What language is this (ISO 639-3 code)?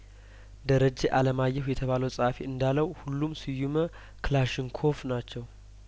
amh